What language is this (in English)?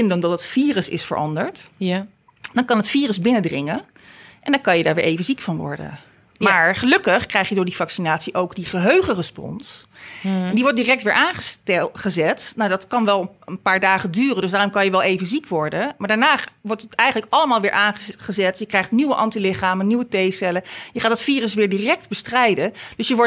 Dutch